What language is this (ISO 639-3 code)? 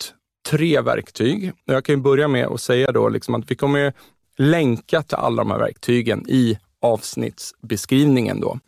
swe